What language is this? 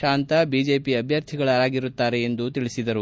Kannada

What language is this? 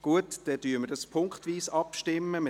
Swiss German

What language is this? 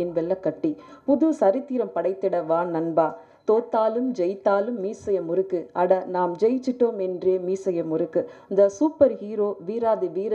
Arabic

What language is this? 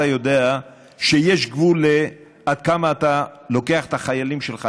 Hebrew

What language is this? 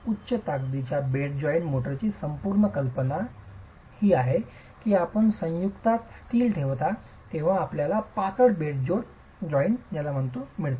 Marathi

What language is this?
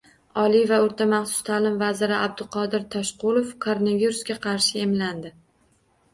Uzbek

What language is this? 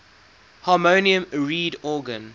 English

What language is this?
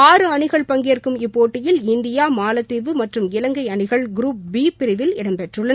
Tamil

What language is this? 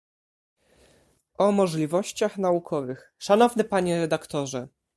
Polish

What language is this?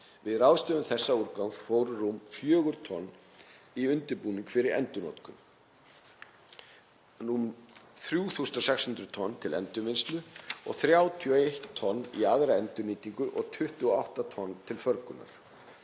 Icelandic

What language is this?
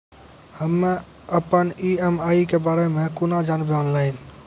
Maithili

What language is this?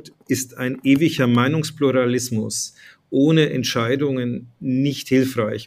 German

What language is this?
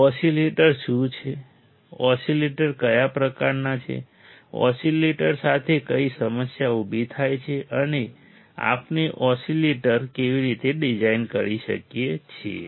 Gujarati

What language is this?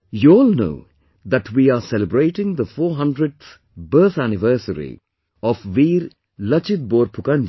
English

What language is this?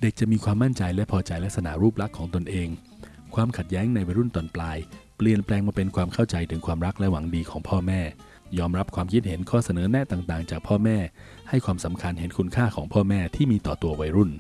Thai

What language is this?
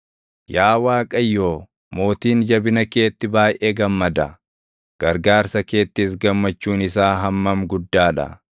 Oromo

